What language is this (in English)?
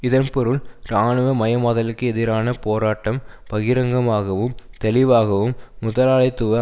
Tamil